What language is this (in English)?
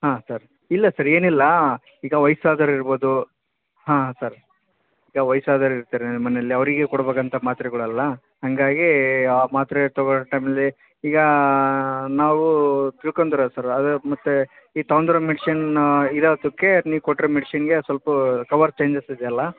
Kannada